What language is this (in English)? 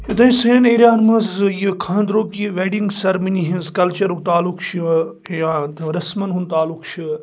Kashmiri